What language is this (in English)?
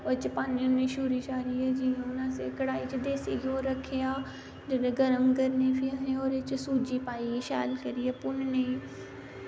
Dogri